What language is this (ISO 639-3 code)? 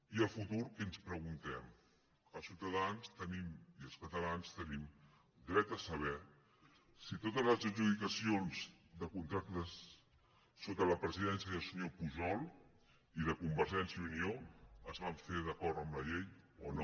cat